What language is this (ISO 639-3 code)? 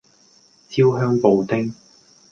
yue